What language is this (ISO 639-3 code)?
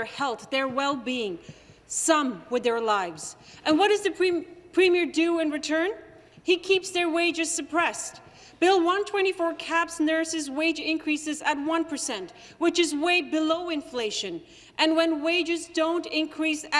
eng